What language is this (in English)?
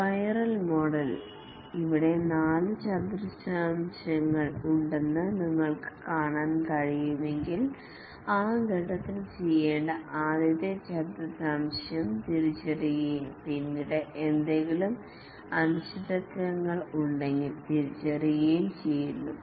Malayalam